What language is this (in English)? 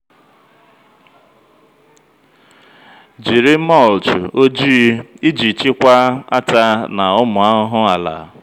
Igbo